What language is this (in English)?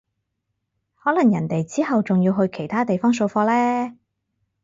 Cantonese